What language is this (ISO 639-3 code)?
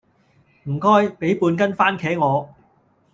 yue